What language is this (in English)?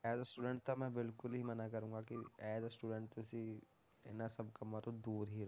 Punjabi